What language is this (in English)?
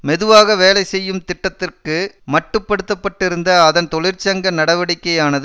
Tamil